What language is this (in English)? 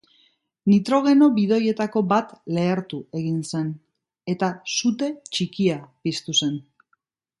Basque